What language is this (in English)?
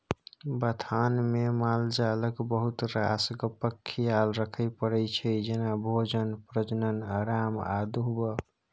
Maithili